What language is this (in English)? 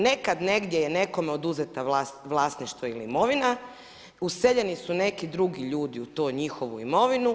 Croatian